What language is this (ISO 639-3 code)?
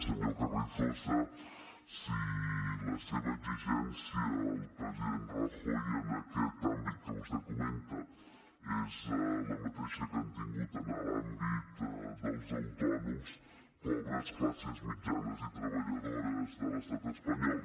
cat